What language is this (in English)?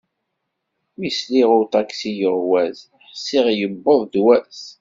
Kabyle